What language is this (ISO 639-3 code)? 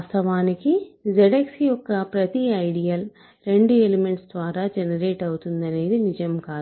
tel